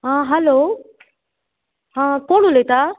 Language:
Konkani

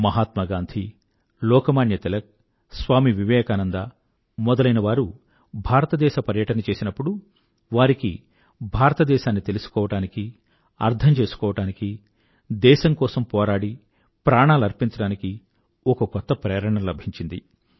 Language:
Telugu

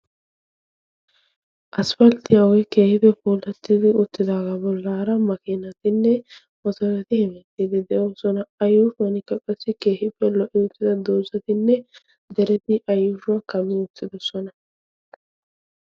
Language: Wolaytta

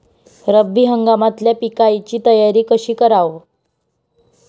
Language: Marathi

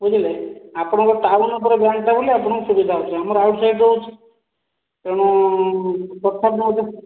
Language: Odia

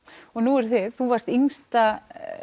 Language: Icelandic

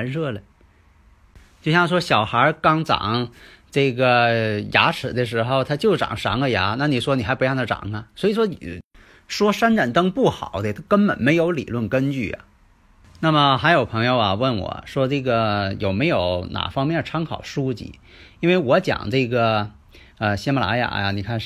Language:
Chinese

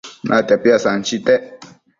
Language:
Matsés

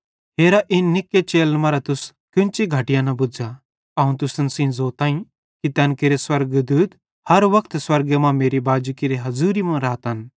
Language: Bhadrawahi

